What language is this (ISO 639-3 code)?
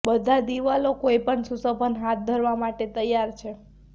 guj